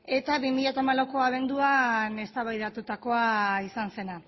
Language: Basque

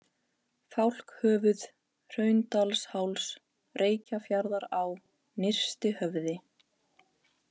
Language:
Icelandic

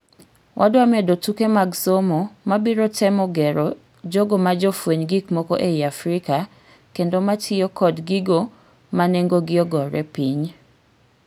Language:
Luo (Kenya and Tanzania)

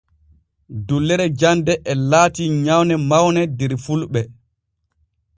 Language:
Borgu Fulfulde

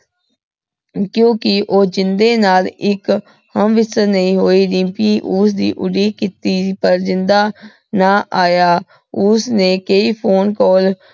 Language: Punjabi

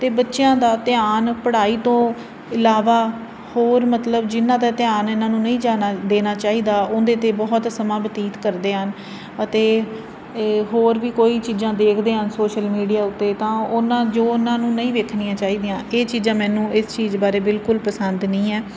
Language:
Punjabi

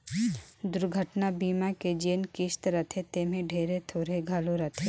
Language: Chhattisgarhi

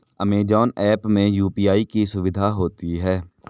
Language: Hindi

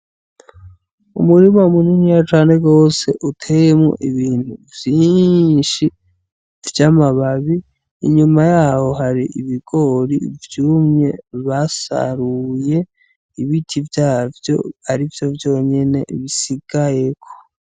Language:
Rundi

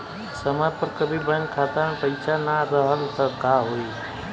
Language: Bhojpuri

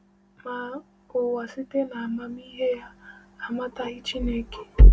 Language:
Igbo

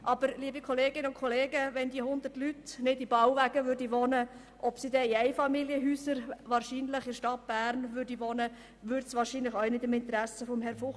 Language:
Swiss German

